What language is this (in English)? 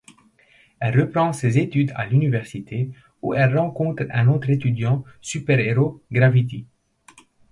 French